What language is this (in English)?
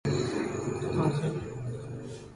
Sindhi Bhil